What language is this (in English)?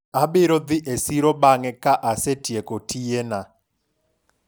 Luo (Kenya and Tanzania)